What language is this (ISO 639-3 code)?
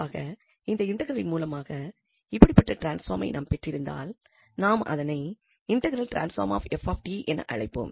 tam